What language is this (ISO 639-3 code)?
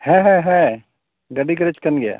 sat